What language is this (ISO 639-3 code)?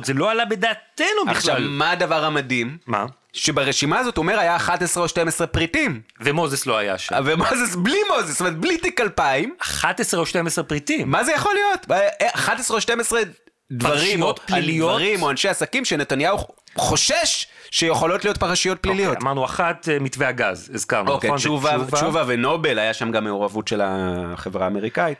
heb